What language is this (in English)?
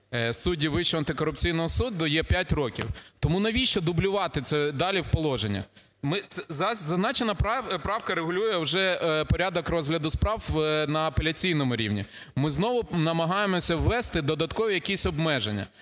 Ukrainian